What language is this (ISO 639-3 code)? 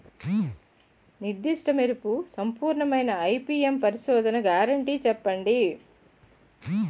tel